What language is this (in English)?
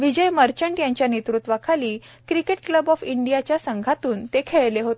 Marathi